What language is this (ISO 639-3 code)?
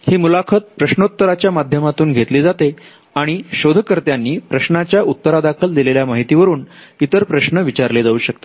mar